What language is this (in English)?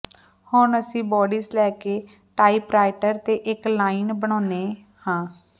Punjabi